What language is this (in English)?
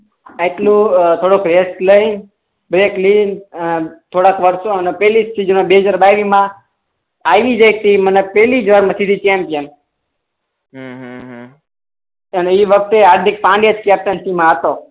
Gujarati